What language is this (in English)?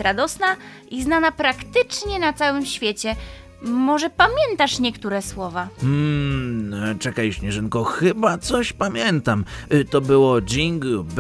Polish